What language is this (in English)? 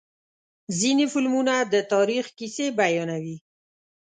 Pashto